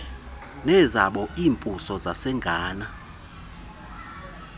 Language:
Xhosa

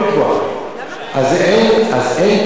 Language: Hebrew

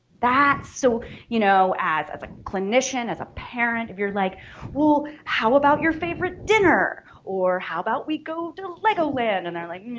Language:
English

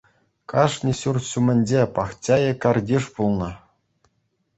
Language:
Chuvash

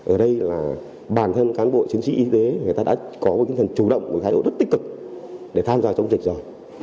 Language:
Vietnamese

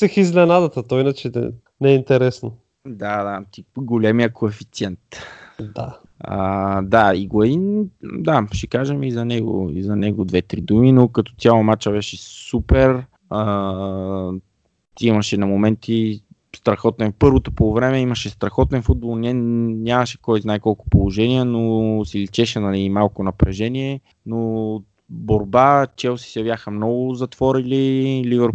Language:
Bulgarian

